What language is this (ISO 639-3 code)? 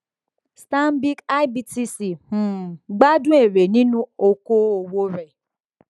yor